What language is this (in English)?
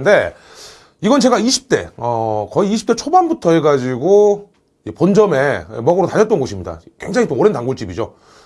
Korean